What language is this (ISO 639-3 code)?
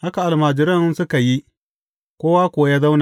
hau